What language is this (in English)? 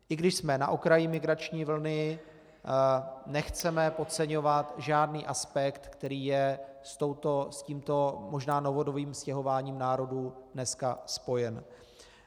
Czech